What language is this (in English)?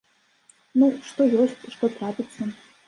Belarusian